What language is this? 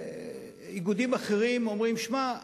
Hebrew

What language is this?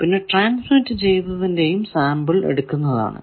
Malayalam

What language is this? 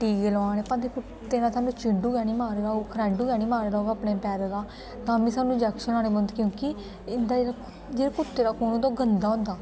Dogri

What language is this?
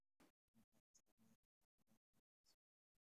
Somali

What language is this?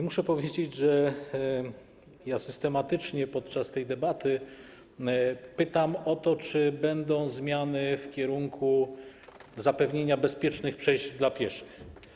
Polish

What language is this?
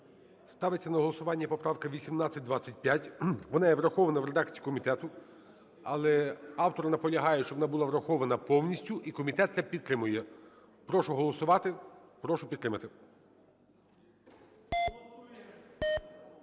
Ukrainian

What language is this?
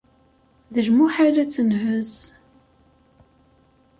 Kabyle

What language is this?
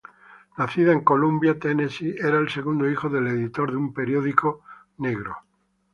Spanish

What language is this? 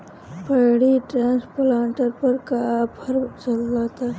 Bhojpuri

